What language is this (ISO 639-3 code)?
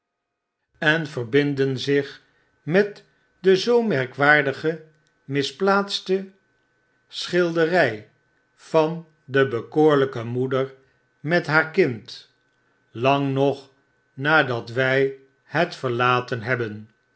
nld